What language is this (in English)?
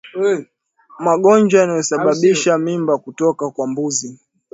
Swahili